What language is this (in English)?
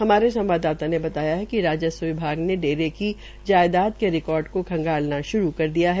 Hindi